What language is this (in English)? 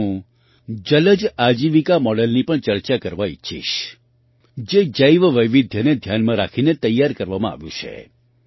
Gujarati